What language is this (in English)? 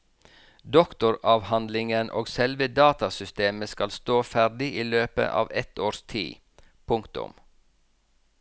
Norwegian